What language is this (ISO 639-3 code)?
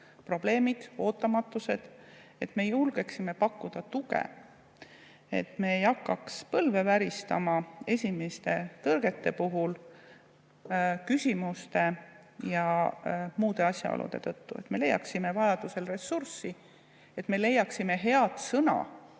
est